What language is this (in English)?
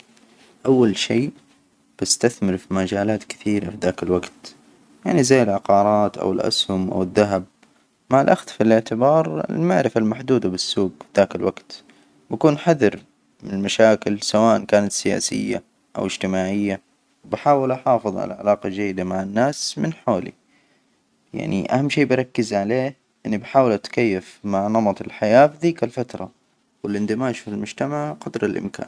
Hijazi Arabic